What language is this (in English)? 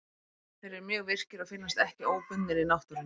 Icelandic